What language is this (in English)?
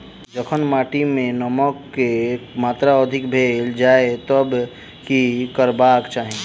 Maithili